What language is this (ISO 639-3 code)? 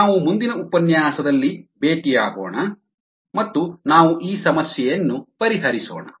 kan